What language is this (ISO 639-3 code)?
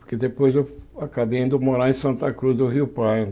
por